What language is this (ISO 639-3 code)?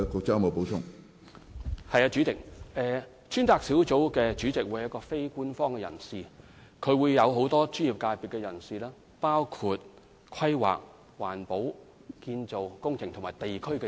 yue